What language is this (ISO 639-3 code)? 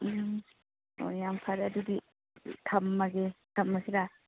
mni